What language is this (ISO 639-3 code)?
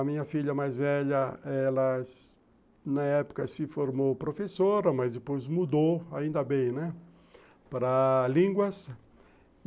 por